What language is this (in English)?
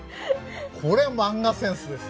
Japanese